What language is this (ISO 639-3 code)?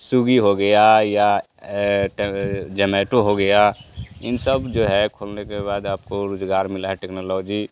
hin